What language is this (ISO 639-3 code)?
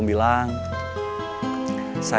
ind